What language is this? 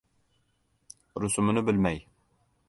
Uzbek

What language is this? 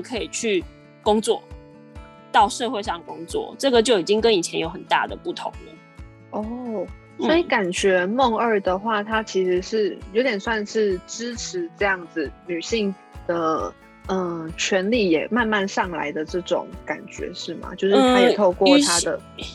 Chinese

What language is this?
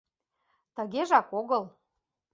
Mari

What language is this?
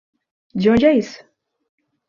Portuguese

